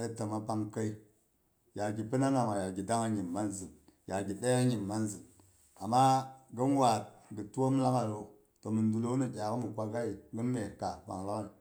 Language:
Boghom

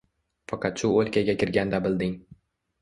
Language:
Uzbek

